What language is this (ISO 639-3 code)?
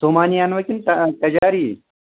kas